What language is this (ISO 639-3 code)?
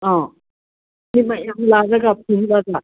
mni